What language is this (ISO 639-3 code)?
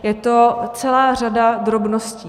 ces